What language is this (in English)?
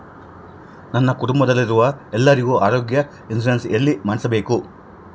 Kannada